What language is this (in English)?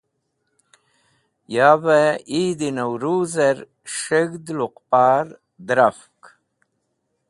Wakhi